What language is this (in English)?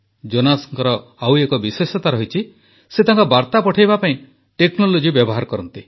Odia